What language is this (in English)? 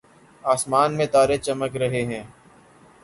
Urdu